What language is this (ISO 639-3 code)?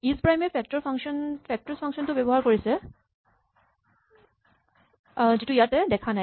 asm